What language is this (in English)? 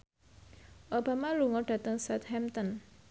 Javanese